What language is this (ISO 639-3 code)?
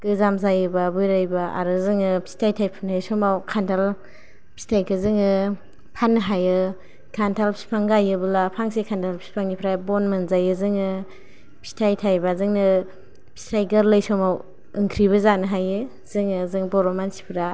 brx